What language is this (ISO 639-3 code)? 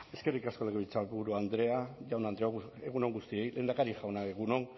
eus